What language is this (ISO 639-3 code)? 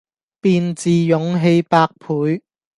yue